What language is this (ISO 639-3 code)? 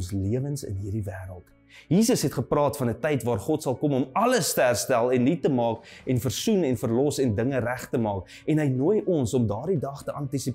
nld